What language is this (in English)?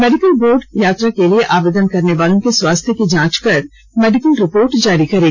Hindi